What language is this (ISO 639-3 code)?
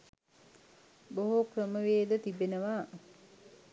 sin